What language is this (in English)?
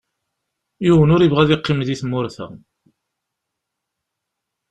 Kabyle